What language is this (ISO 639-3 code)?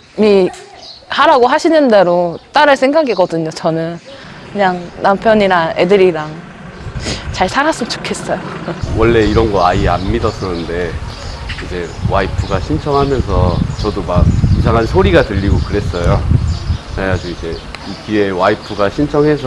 kor